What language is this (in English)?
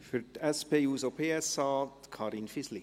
Swiss German